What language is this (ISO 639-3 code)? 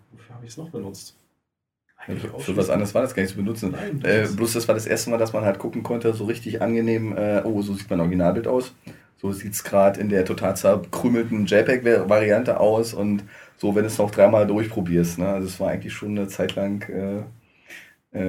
deu